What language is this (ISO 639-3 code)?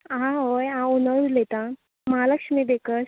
kok